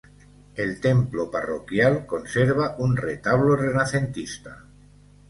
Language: Spanish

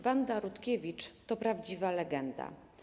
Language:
Polish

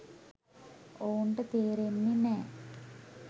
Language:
Sinhala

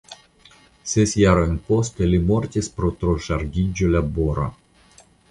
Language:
Esperanto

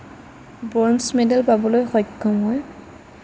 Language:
Assamese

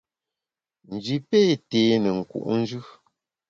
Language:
Bamun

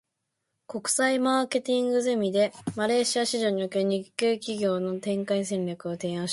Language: Japanese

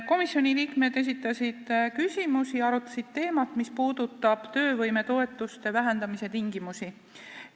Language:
Estonian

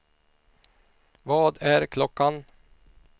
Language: Swedish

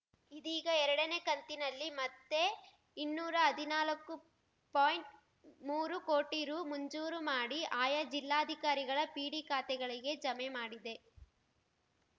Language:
Kannada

